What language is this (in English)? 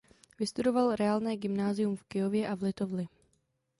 Czech